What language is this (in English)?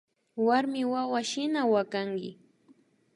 Imbabura Highland Quichua